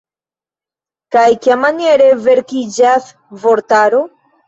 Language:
Esperanto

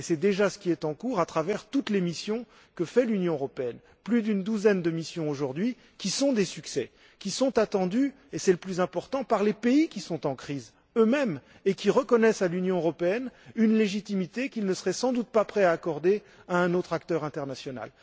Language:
French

